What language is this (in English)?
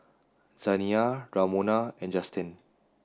English